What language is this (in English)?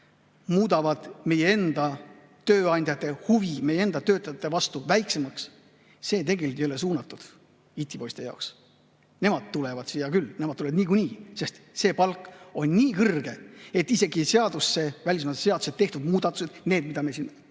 Estonian